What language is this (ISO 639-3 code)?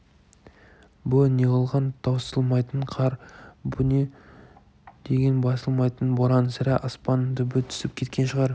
kaz